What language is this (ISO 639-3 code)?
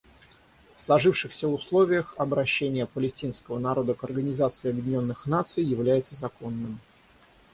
rus